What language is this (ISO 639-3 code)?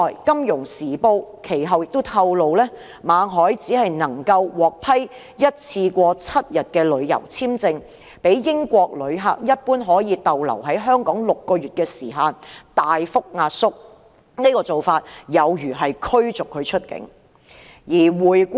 yue